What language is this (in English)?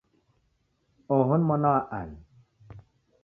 Taita